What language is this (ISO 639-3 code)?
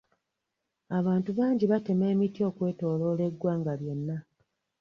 lug